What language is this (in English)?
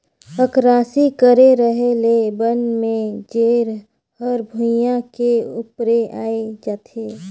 Chhattisgarhi